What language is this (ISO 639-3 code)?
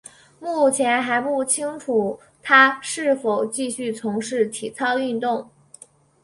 zho